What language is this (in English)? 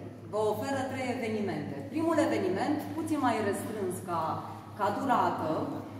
Romanian